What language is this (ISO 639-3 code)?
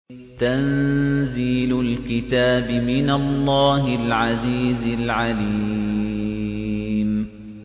ara